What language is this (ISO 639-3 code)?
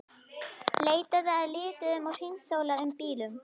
isl